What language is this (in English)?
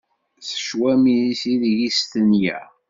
Kabyle